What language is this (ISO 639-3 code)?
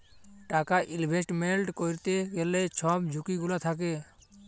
ben